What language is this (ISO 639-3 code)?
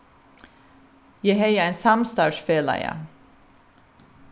fao